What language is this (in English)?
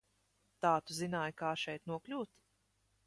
Latvian